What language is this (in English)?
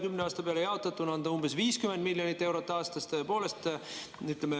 Estonian